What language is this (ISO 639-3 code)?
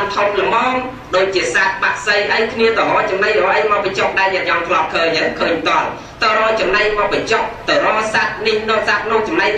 vie